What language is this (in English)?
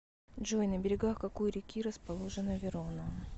Russian